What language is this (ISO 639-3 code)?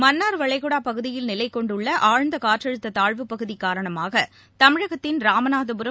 tam